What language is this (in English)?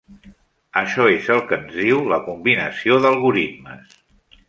Catalan